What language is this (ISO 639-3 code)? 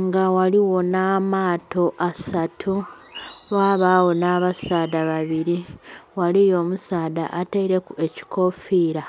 xog